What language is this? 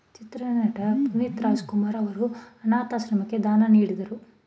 Kannada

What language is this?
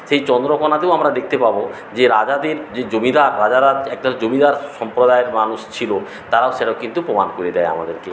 Bangla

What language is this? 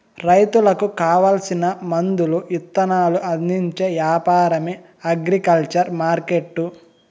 Telugu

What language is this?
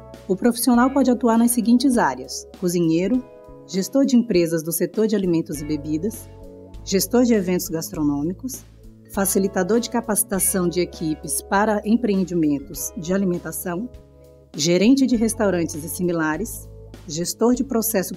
Portuguese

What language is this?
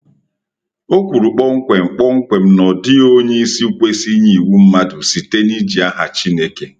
Igbo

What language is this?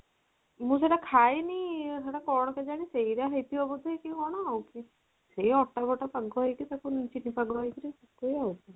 Odia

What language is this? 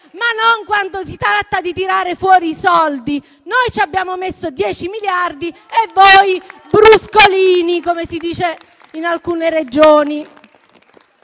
Italian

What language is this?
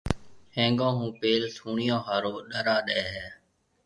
Marwari (Pakistan)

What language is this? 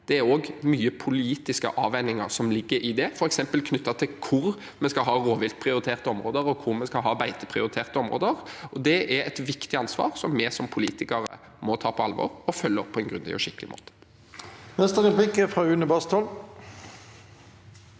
Norwegian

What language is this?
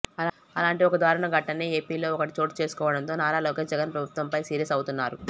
Telugu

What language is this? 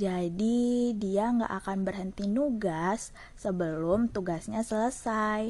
Indonesian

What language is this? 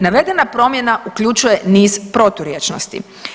Croatian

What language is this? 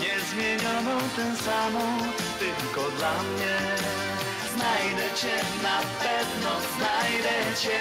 Polish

